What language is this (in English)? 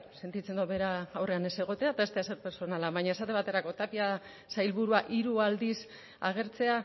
Basque